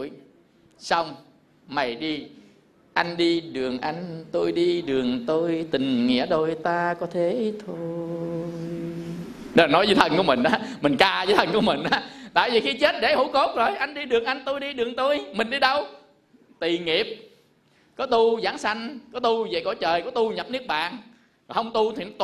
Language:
Vietnamese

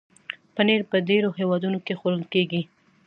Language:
Pashto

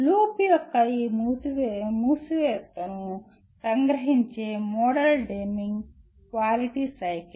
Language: Telugu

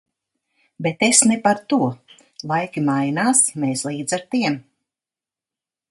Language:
Latvian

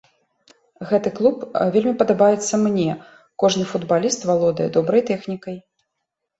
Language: Belarusian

